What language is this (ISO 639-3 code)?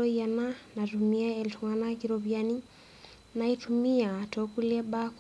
mas